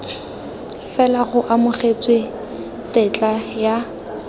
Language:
Tswana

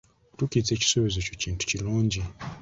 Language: Ganda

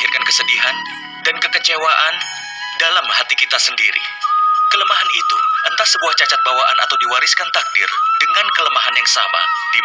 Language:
Indonesian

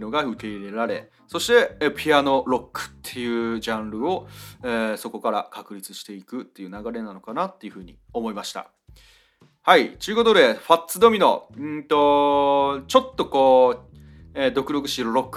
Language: Japanese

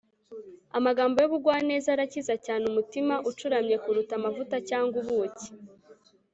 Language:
Kinyarwanda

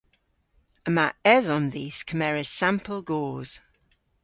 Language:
Cornish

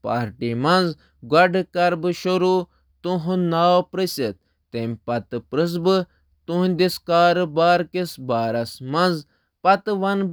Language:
Kashmiri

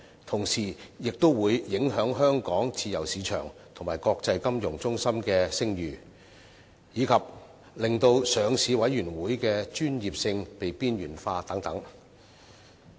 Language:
Cantonese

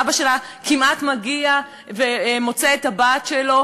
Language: Hebrew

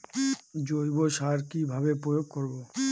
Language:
Bangla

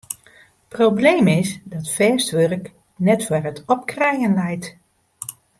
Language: Western Frisian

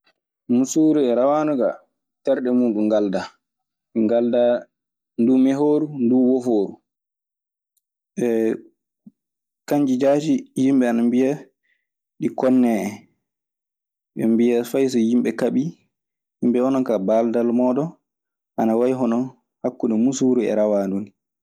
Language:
Maasina Fulfulde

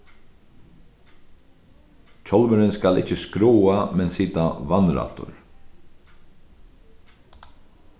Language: Faroese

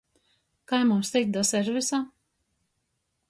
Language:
Latgalian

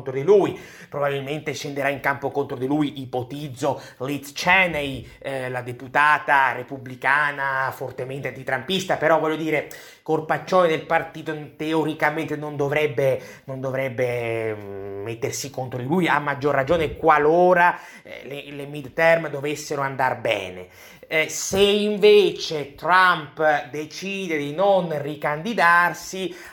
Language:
Italian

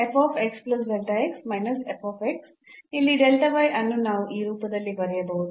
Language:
Kannada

